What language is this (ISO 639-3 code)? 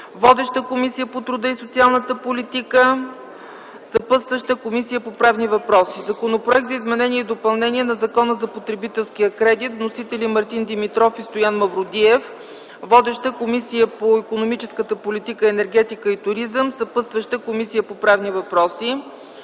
bul